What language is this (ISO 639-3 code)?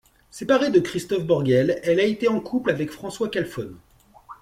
fra